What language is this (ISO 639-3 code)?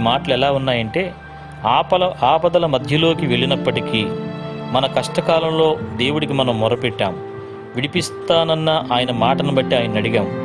tel